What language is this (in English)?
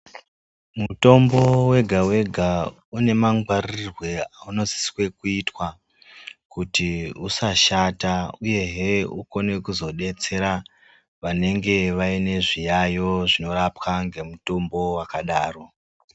Ndau